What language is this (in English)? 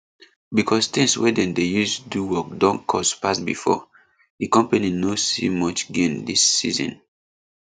Nigerian Pidgin